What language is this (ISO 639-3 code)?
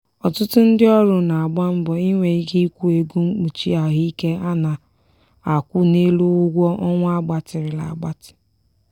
ibo